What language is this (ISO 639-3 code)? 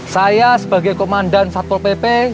ind